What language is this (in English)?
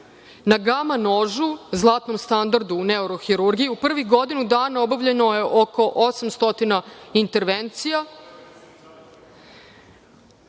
Serbian